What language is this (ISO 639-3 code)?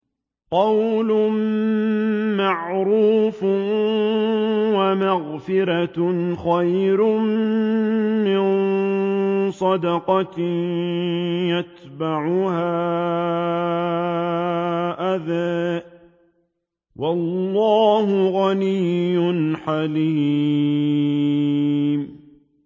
ara